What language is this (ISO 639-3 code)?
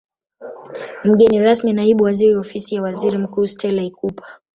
swa